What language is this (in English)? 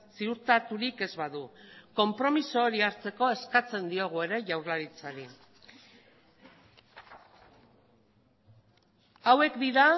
Basque